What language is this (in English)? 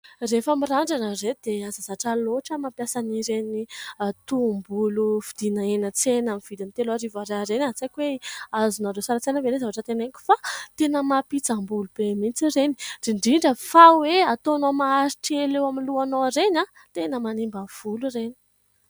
Malagasy